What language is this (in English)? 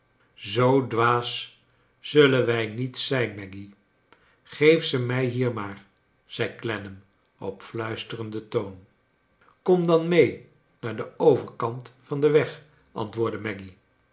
Dutch